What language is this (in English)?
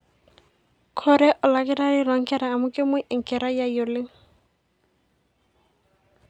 Masai